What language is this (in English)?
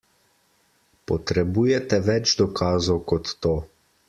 Slovenian